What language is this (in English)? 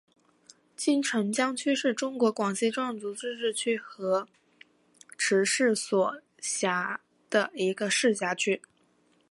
Chinese